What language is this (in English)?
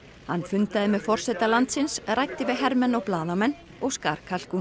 Icelandic